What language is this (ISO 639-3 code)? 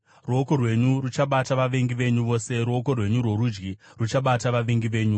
sna